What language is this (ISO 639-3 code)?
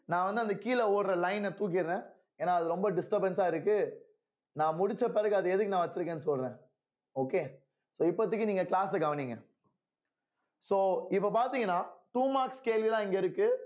tam